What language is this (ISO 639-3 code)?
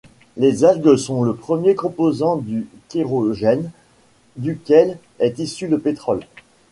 fra